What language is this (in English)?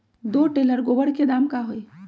Magahi